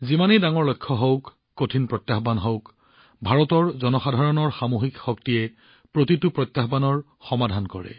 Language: Assamese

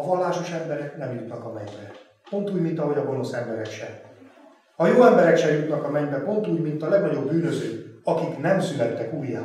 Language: Hungarian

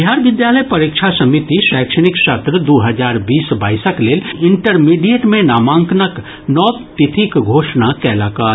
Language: Maithili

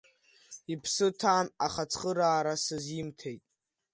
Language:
Abkhazian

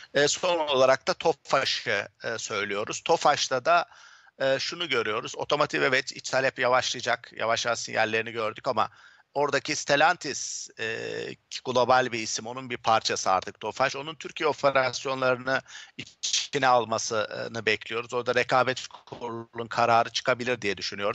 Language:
Turkish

